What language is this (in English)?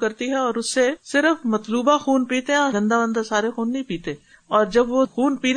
Urdu